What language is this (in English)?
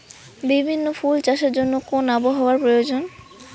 Bangla